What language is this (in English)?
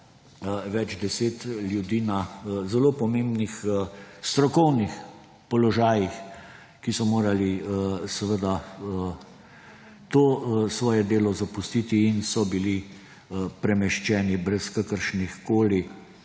Slovenian